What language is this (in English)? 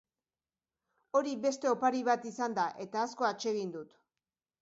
Basque